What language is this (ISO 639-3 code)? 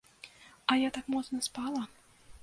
bel